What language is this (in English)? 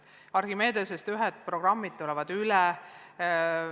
Estonian